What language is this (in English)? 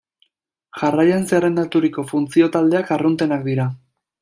Basque